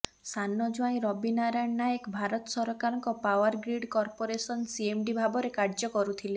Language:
Odia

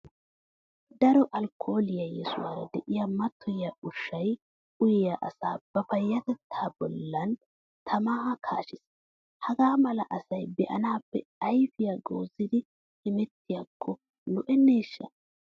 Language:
Wolaytta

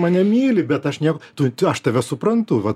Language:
Lithuanian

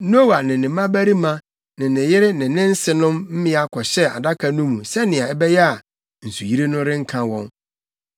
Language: Akan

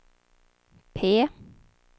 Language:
Swedish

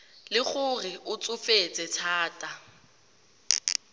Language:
Tswana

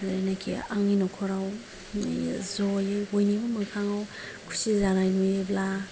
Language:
Bodo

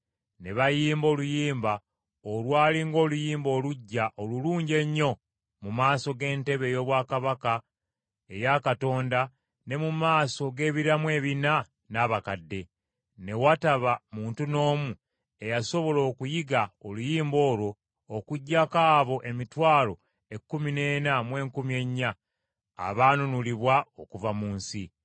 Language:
Ganda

